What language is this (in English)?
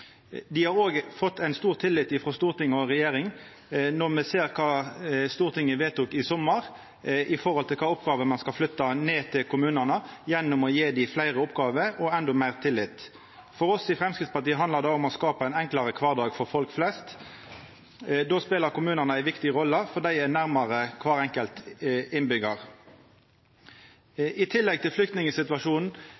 Norwegian Nynorsk